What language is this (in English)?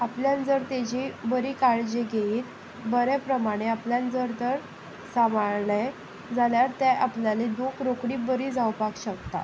Konkani